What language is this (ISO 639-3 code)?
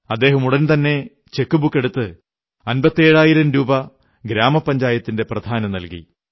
mal